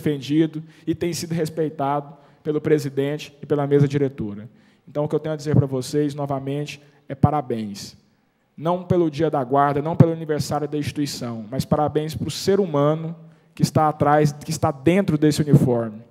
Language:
Portuguese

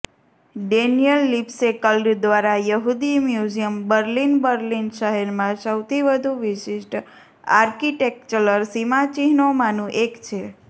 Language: Gujarati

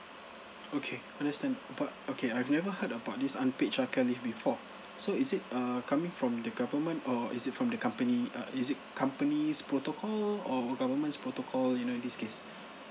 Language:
English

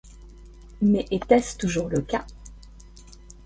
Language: French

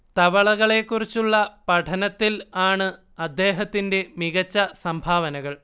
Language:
Malayalam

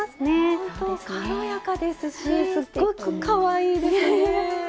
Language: Japanese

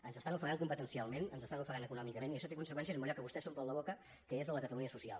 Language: Catalan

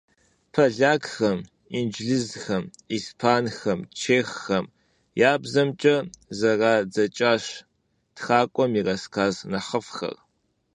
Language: Kabardian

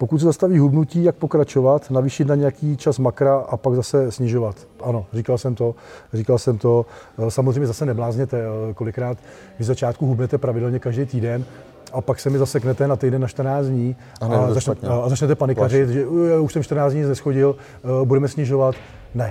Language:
Czech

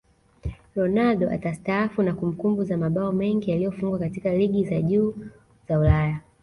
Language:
Swahili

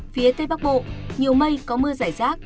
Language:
Vietnamese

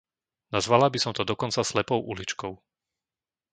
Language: Slovak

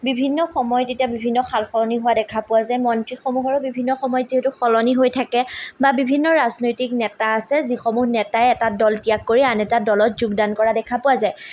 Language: Assamese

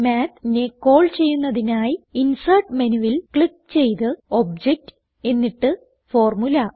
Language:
Malayalam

